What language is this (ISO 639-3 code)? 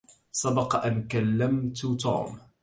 ara